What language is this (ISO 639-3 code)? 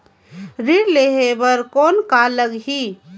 hne